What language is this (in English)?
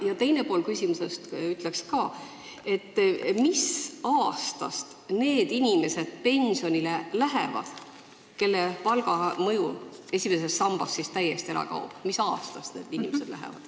Estonian